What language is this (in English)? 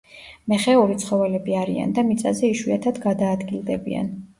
Georgian